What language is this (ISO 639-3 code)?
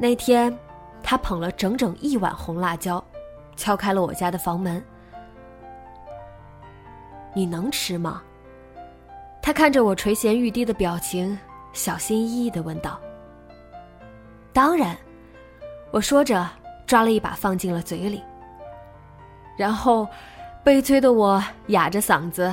zho